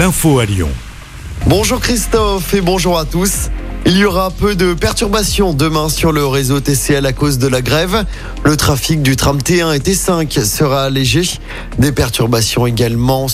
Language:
French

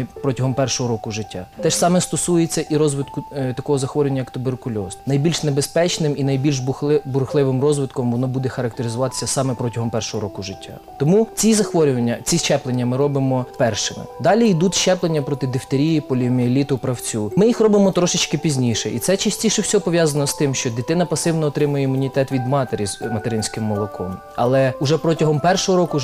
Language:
Ukrainian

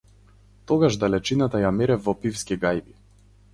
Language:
Macedonian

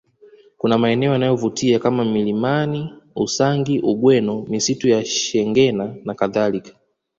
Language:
Swahili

